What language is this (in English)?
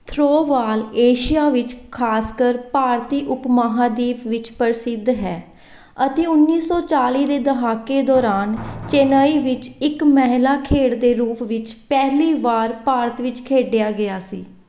Punjabi